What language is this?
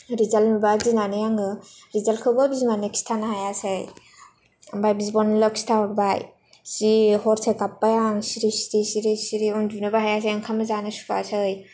Bodo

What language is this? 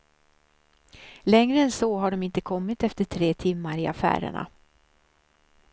Swedish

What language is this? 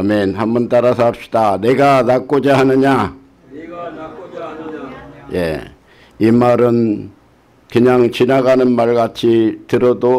Korean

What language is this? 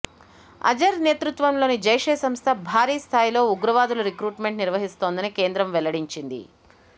Telugu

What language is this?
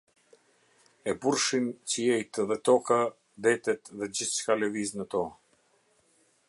Albanian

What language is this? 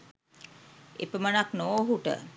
Sinhala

